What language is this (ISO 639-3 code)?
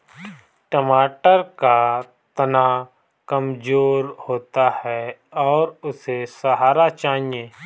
hin